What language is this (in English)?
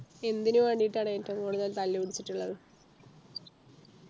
Malayalam